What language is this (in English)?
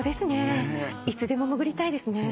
Japanese